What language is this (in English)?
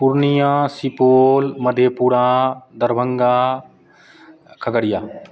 Maithili